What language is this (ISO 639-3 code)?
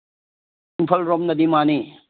mni